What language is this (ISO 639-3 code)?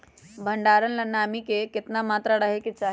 mag